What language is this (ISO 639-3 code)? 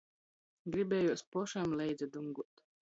ltg